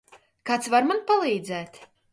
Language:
Latvian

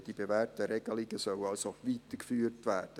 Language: Swiss German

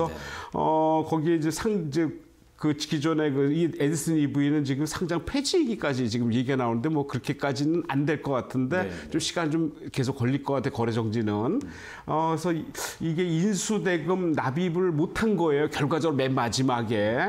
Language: Korean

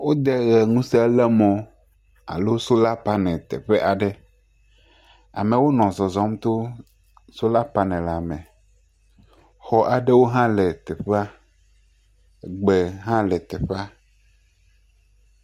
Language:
Ewe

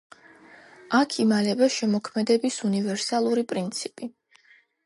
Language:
Georgian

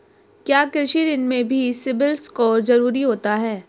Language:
Hindi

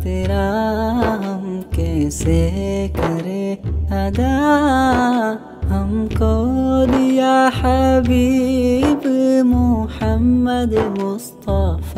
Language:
Arabic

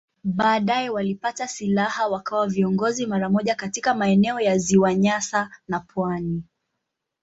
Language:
Swahili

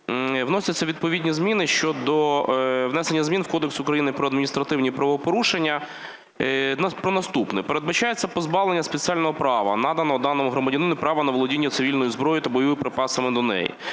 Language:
Ukrainian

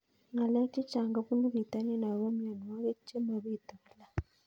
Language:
Kalenjin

